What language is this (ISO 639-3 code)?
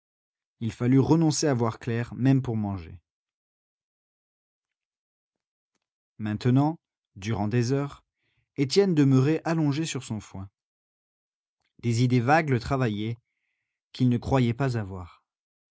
fra